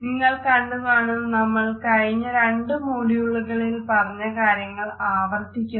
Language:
Malayalam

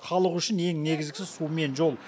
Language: Kazakh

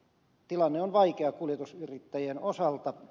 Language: Finnish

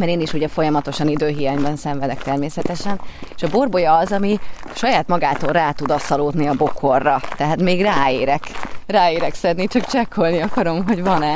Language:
Hungarian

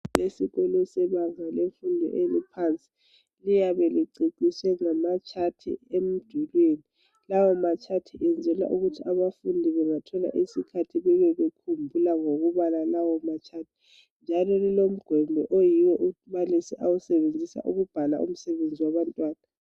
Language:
North Ndebele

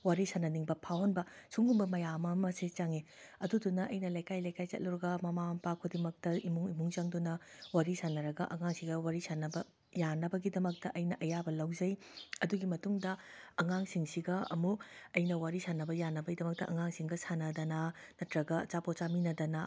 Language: Manipuri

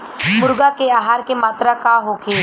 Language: Bhojpuri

